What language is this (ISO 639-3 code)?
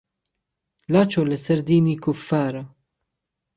ckb